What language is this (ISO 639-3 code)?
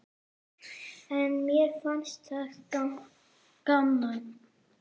isl